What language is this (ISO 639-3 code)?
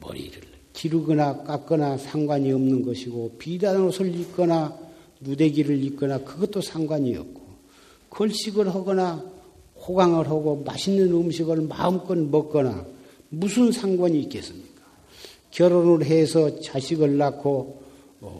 kor